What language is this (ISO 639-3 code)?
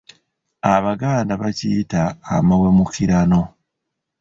lug